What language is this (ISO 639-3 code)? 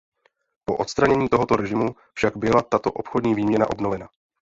ces